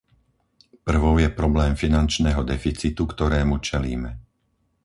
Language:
Slovak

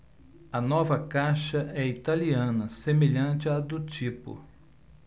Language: Portuguese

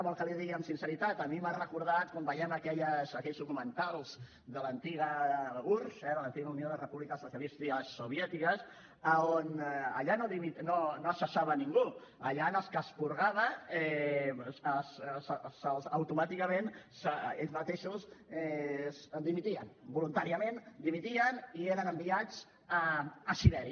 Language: Catalan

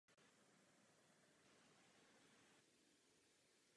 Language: Czech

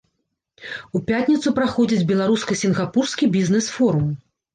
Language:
Belarusian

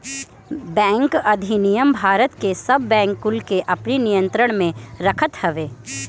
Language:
Bhojpuri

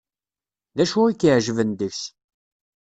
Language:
Kabyle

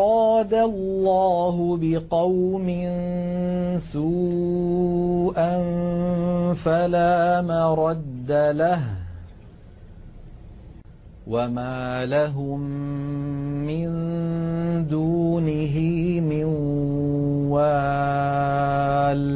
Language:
Arabic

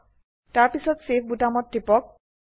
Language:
Assamese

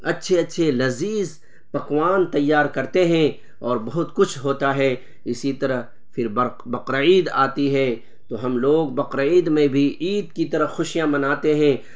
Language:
Urdu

